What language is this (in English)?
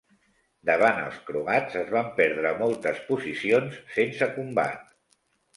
Catalan